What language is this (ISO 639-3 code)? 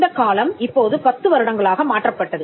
tam